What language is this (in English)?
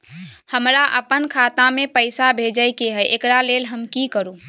Maithili